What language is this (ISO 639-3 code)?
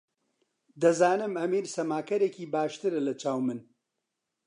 ckb